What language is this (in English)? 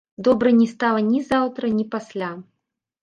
Belarusian